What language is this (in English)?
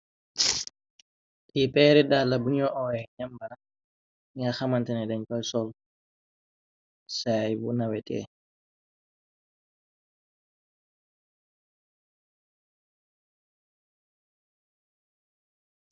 Wolof